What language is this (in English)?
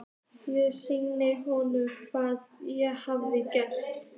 Icelandic